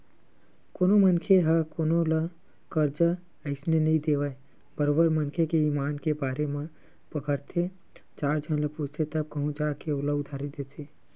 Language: Chhattisgarhi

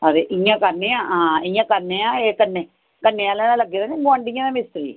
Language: Dogri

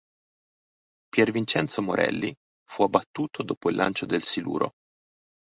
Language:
Italian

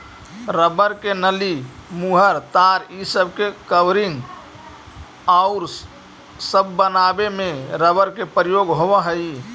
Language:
Magahi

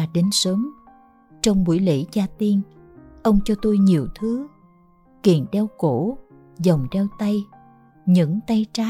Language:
Vietnamese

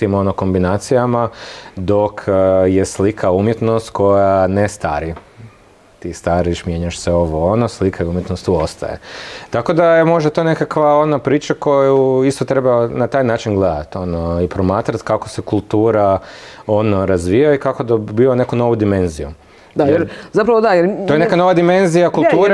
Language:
Croatian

